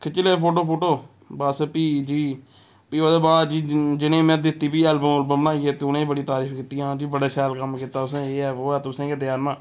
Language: Dogri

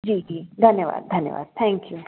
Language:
Sindhi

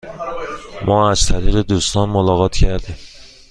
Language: Persian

